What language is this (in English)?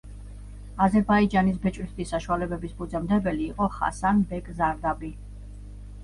Georgian